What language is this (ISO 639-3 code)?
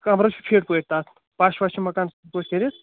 kas